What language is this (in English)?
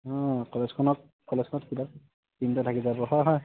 Assamese